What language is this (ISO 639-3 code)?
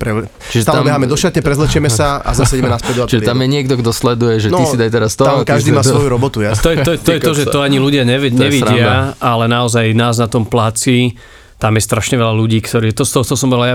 slk